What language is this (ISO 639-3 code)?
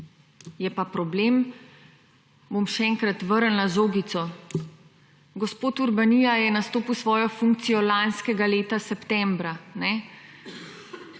slv